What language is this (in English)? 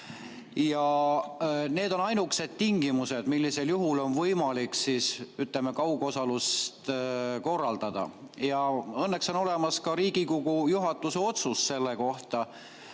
Estonian